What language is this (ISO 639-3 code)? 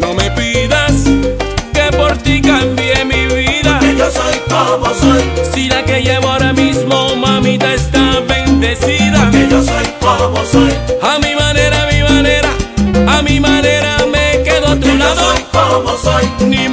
ron